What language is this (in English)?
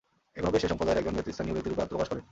Bangla